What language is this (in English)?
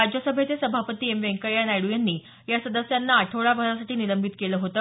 Marathi